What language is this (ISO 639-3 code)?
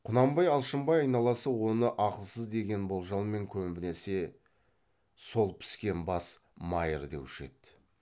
kaz